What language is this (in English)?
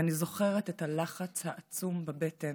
Hebrew